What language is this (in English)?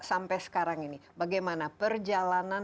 Indonesian